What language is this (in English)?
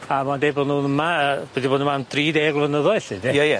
Welsh